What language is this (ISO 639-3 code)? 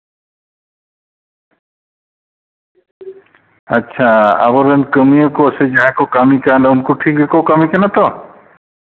sat